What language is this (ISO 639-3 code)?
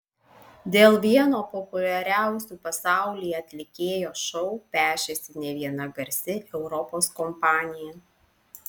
lit